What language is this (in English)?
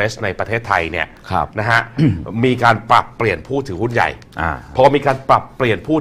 Thai